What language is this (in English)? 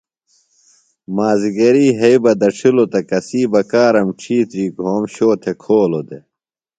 Phalura